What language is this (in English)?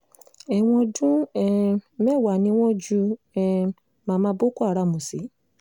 Yoruba